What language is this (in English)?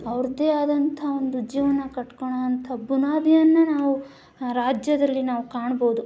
Kannada